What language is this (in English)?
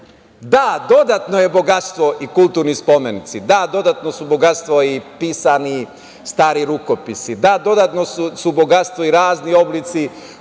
Serbian